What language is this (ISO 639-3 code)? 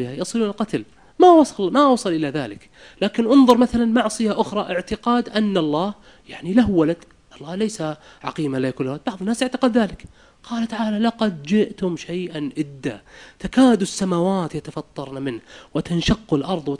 ara